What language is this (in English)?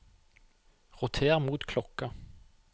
Norwegian